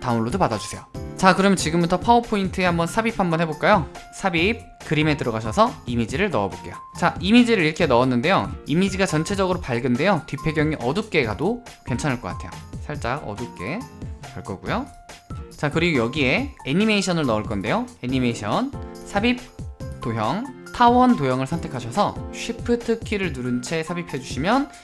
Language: Korean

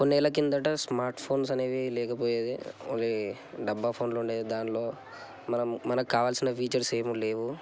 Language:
Telugu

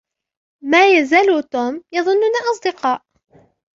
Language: Arabic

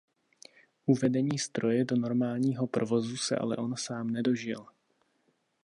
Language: Czech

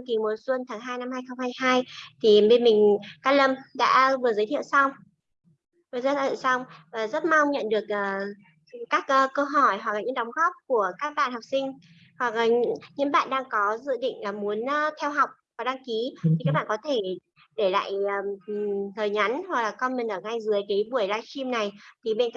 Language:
Vietnamese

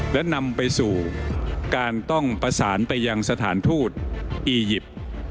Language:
Thai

